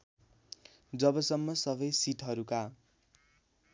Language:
Nepali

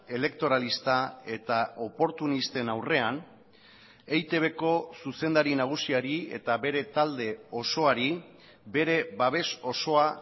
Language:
Basque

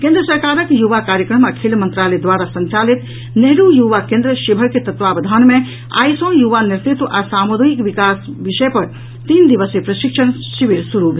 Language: Maithili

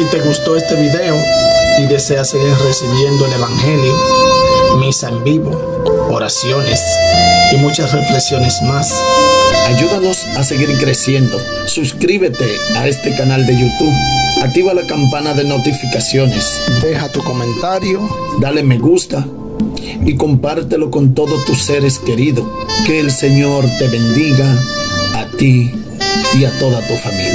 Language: Spanish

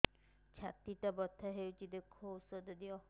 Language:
Odia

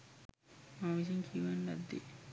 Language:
Sinhala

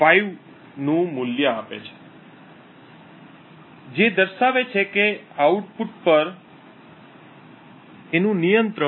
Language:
Gujarati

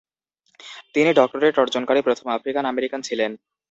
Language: Bangla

